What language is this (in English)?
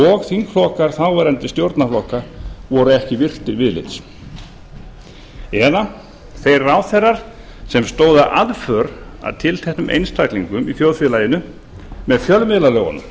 Icelandic